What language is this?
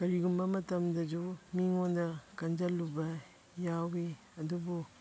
Manipuri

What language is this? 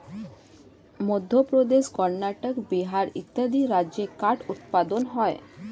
Bangla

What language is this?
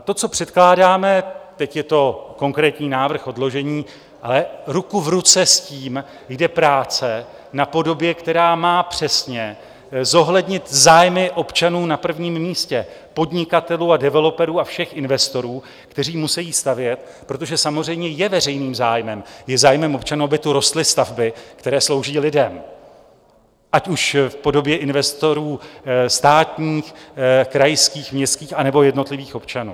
Czech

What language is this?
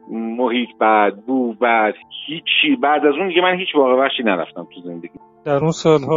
Persian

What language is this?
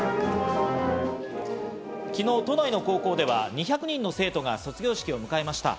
Japanese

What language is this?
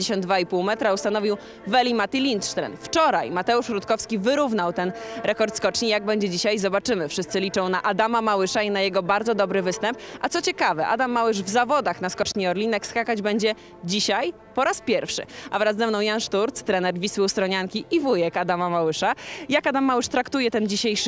Polish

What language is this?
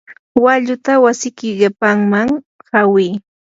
Yanahuanca Pasco Quechua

